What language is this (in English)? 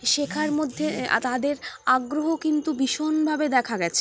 Bangla